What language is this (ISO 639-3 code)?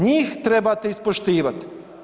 hrv